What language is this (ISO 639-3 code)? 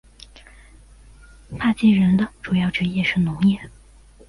zho